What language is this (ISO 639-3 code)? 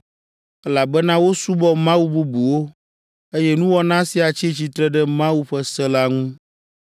ewe